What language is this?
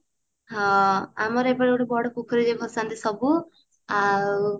Odia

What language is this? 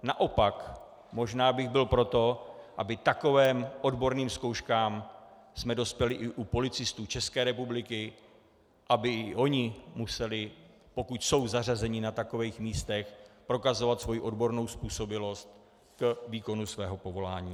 Czech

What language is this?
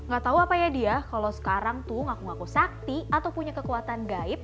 Indonesian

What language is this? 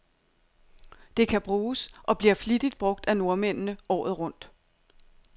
Danish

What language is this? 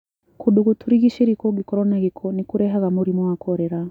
Kikuyu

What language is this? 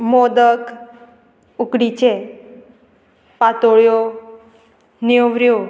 Konkani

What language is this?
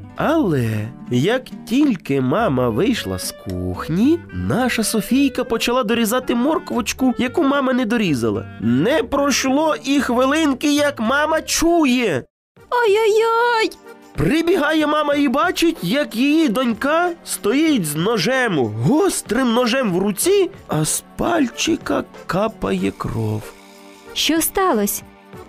Ukrainian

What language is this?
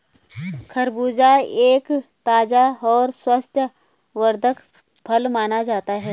Hindi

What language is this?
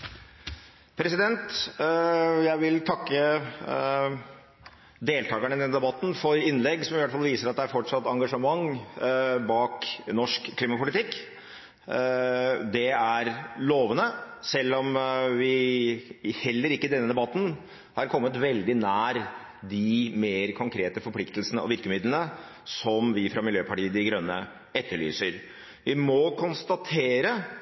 Norwegian Bokmål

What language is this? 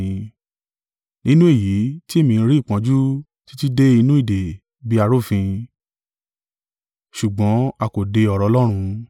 Yoruba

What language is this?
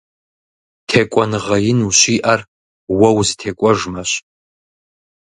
Kabardian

